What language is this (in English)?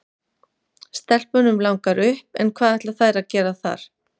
Icelandic